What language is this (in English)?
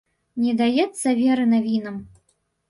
Belarusian